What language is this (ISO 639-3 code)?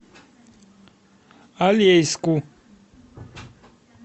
rus